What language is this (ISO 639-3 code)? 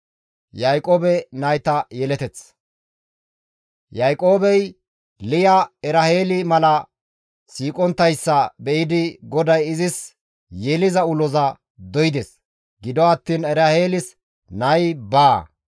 gmv